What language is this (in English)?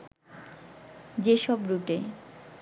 Bangla